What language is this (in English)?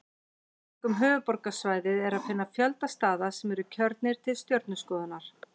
Icelandic